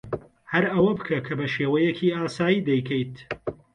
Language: Central Kurdish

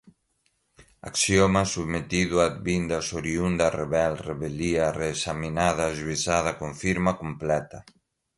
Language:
Portuguese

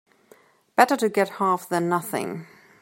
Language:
English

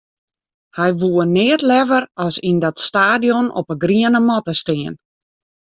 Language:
Western Frisian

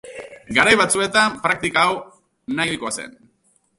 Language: Basque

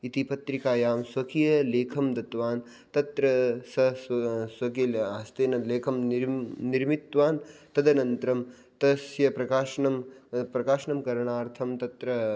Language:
Sanskrit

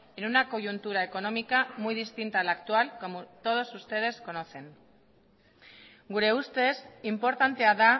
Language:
Spanish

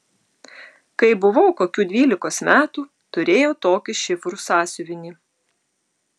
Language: Lithuanian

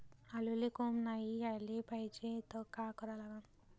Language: Marathi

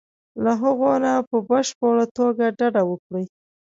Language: Pashto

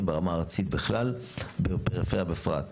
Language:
Hebrew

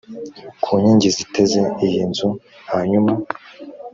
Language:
Kinyarwanda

